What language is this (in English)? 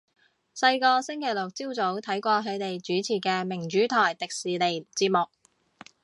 Cantonese